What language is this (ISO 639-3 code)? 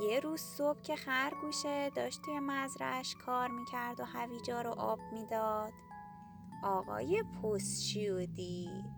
fas